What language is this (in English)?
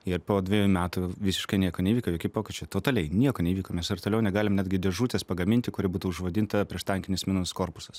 Lithuanian